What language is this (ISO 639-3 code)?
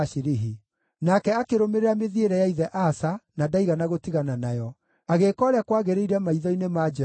kik